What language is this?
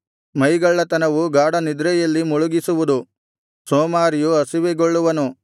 Kannada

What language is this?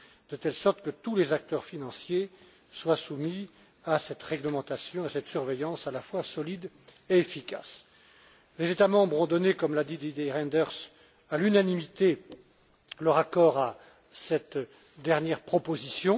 French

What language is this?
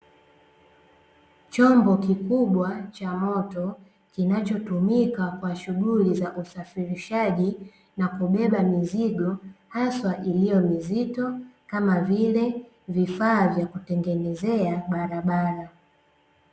Swahili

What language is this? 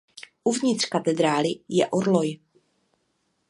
Czech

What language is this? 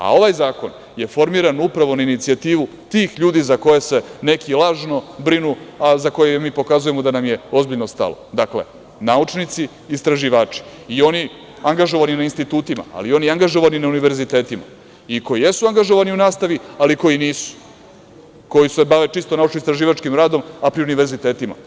Serbian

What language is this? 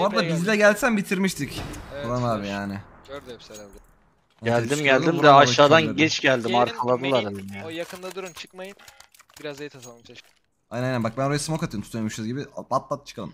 Turkish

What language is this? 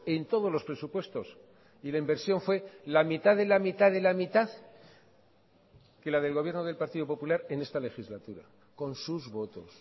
Spanish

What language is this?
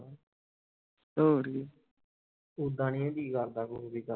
Punjabi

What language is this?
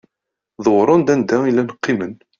Kabyle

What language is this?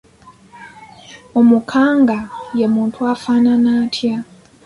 Ganda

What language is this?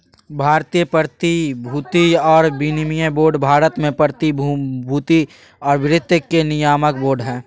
Magahi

